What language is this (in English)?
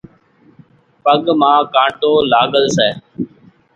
Kachi Koli